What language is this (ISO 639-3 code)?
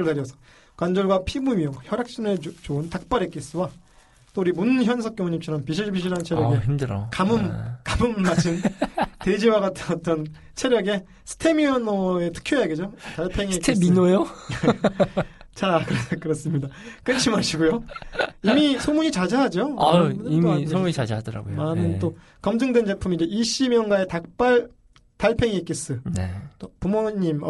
kor